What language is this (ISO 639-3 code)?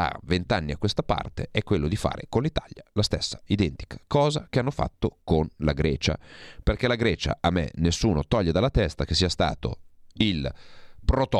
ita